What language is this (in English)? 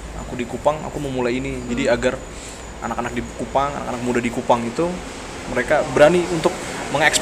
Indonesian